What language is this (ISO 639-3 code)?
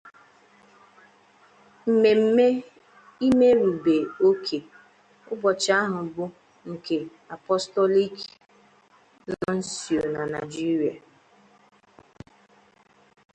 ibo